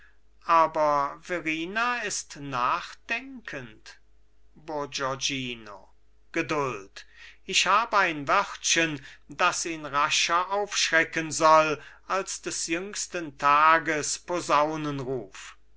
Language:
German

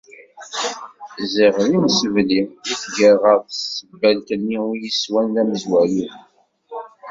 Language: Kabyle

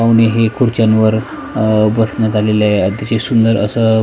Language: Marathi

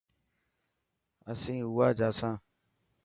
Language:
Dhatki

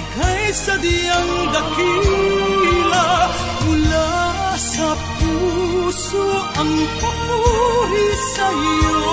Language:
Filipino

